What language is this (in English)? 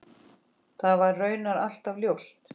Icelandic